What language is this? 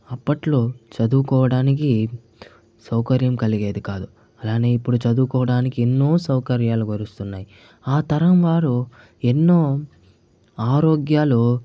Telugu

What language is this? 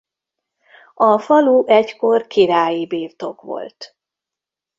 Hungarian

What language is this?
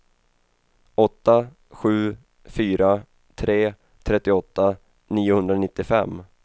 Swedish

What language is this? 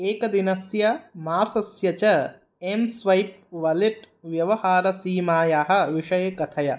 Sanskrit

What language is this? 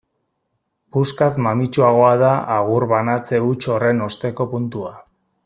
Basque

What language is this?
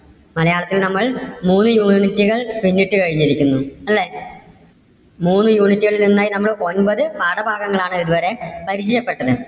Malayalam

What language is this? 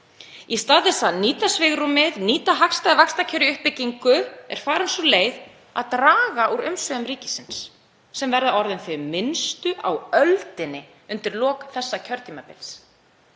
Icelandic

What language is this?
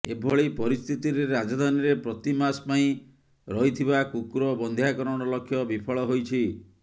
Odia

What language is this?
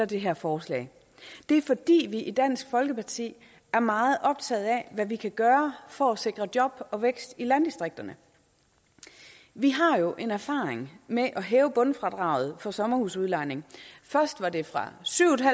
Danish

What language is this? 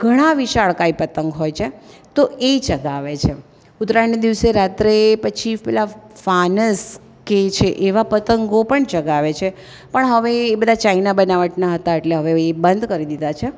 Gujarati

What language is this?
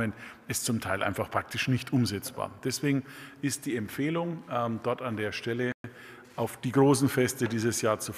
German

